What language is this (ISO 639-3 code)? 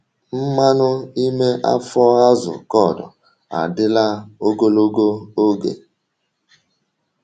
ibo